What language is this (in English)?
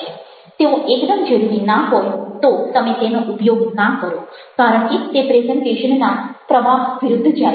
Gujarati